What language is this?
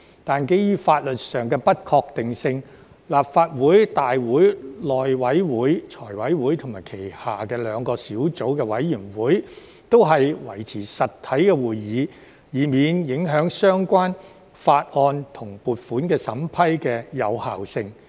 Cantonese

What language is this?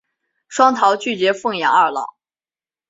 Chinese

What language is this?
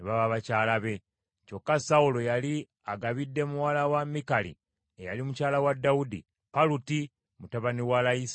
Ganda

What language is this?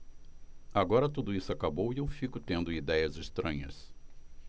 Portuguese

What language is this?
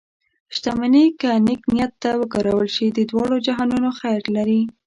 Pashto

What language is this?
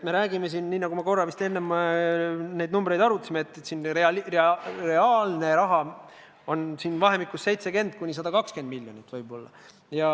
Estonian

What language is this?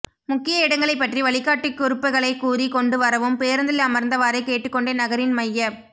Tamil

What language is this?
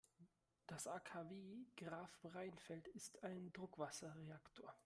German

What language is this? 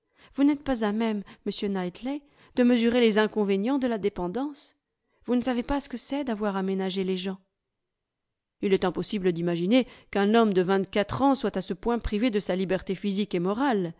French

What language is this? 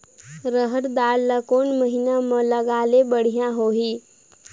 Chhattisgarhi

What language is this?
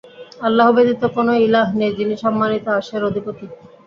Bangla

